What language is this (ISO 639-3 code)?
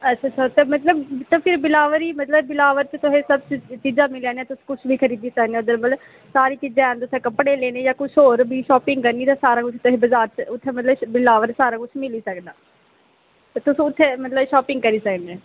doi